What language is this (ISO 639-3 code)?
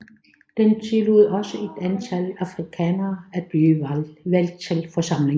dan